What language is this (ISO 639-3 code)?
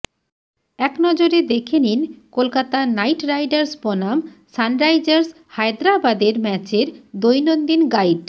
ben